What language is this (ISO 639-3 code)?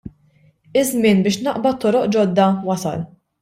mlt